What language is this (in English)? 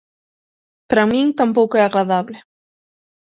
Galician